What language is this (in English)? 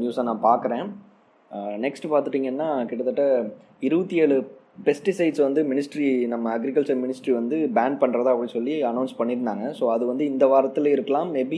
Tamil